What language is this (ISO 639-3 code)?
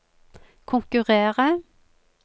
nor